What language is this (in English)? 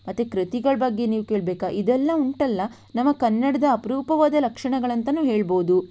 Kannada